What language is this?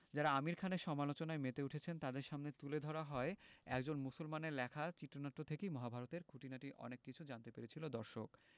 Bangla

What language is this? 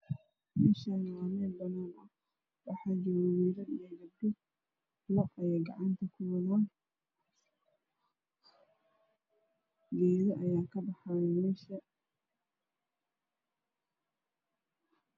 Somali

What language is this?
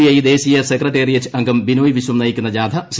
Malayalam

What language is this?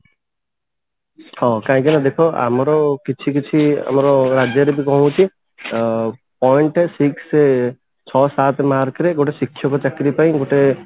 Odia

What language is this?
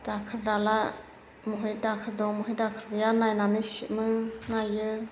Bodo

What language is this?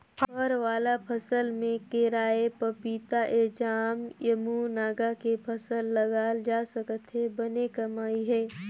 Chhattisgarhi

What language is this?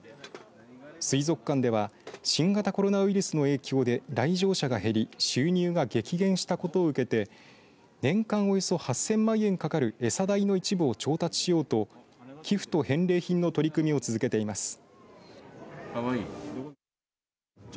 Japanese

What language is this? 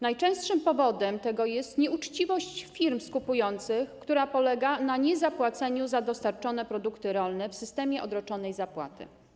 Polish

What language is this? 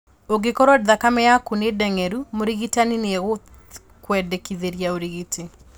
Kikuyu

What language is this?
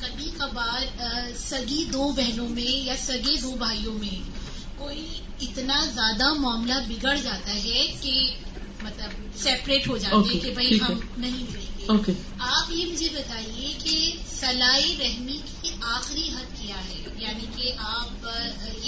Urdu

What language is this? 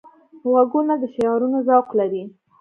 Pashto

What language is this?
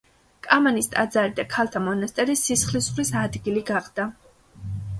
Georgian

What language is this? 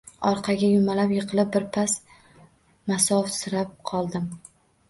Uzbek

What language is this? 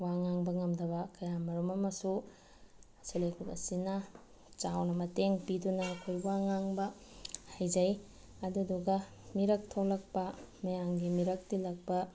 Manipuri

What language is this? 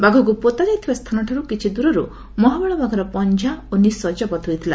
Odia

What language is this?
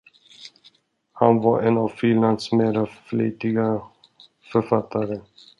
Swedish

